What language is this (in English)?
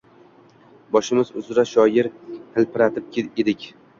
Uzbek